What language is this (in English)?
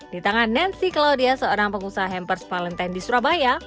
Indonesian